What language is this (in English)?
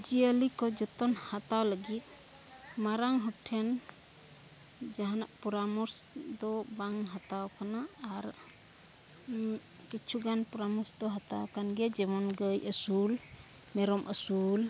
Santali